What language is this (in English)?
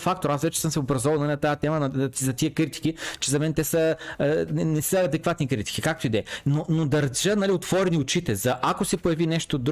Bulgarian